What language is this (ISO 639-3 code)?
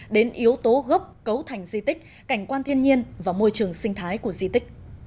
vie